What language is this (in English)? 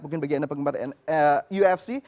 Indonesian